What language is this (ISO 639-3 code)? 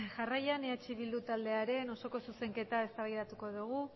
eus